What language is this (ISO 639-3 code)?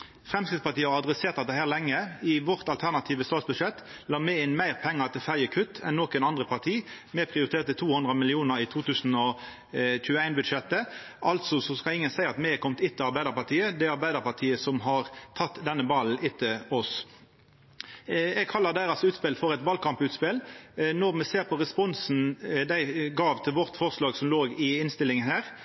nno